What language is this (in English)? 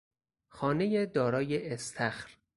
Persian